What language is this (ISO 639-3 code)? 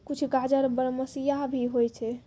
mai